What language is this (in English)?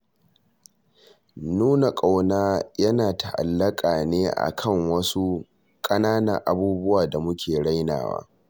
Hausa